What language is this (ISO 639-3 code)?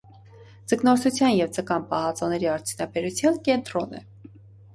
hye